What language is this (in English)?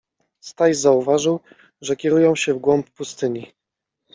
Polish